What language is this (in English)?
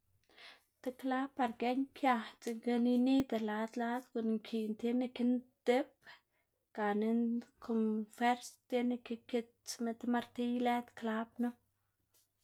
Xanaguía Zapotec